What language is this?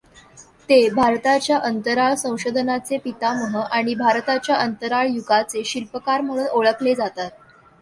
Marathi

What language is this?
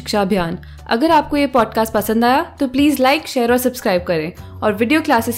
Hindi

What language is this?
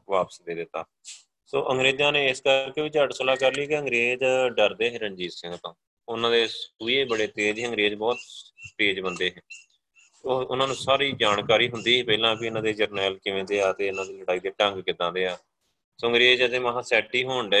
Punjabi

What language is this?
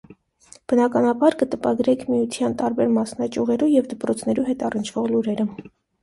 Armenian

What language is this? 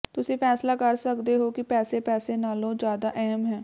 Punjabi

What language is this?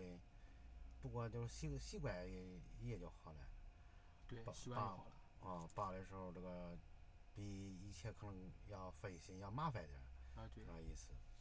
Chinese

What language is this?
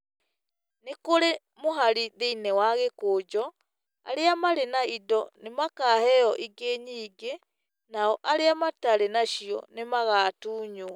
Kikuyu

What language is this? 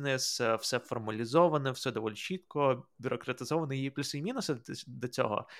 Ukrainian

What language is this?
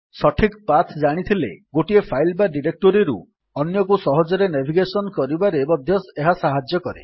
Odia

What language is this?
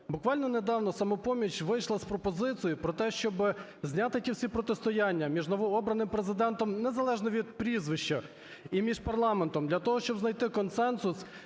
Ukrainian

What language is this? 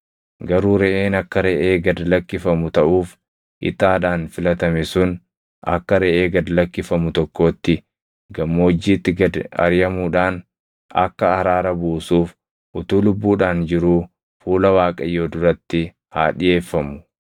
Oromo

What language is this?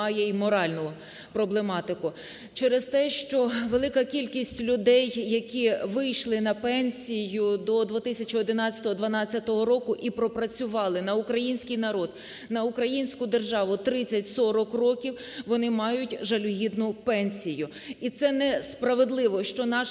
Ukrainian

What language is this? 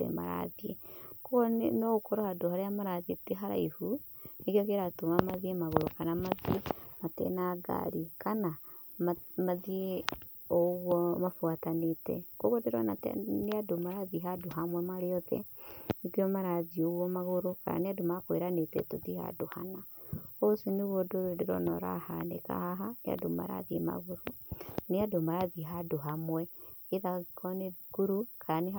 Kikuyu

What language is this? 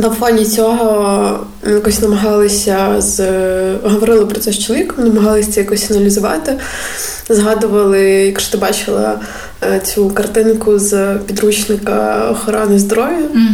Ukrainian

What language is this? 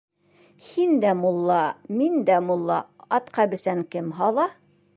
Bashkir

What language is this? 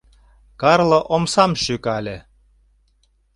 Mari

